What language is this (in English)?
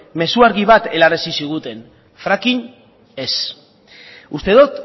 Basque